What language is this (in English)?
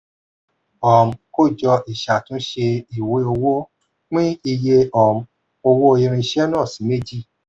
Yoruba